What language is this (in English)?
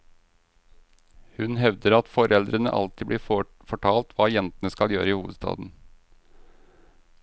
Norwegian